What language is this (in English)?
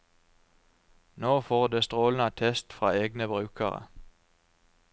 Norwegian